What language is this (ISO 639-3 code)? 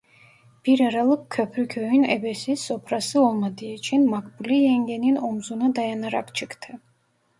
tur